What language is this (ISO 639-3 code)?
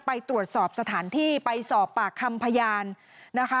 tha